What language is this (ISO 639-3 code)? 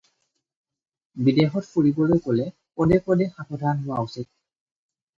asm